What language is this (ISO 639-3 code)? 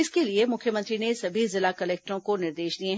hin